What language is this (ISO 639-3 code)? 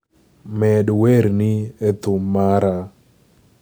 luo